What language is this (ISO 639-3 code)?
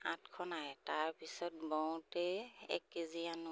asm